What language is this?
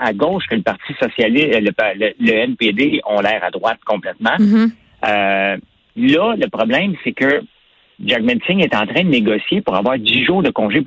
French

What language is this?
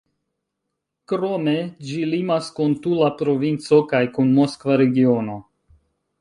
Esperanto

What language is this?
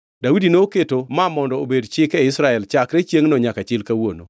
Luo (Kenya and Tanzania)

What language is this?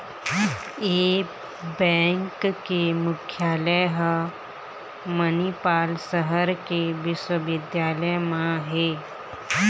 Chhattisgarhi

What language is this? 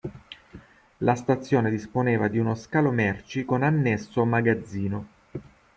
Italian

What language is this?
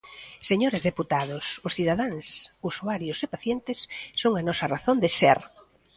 Galician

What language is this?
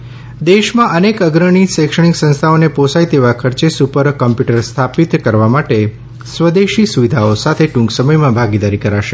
Gujarati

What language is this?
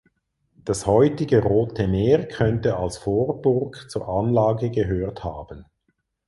German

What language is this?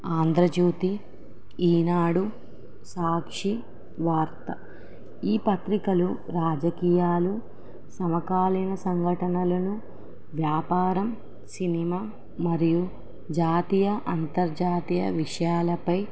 Telugu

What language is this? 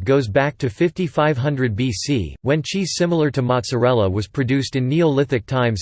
English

